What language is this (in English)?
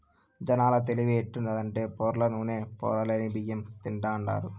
Telugu